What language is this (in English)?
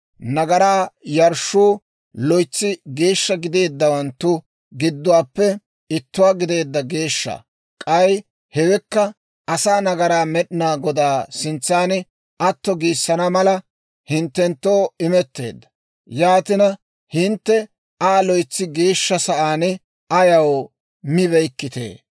Dawro